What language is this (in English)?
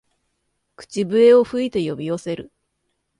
Japanese